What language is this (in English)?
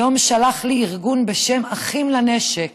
Hebrew